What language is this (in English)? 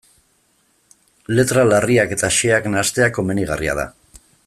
Basque